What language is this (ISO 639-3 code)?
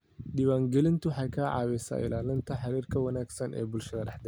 som